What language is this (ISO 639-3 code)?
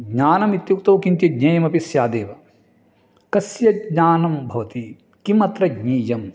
san